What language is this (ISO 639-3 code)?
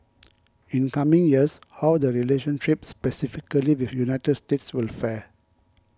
eng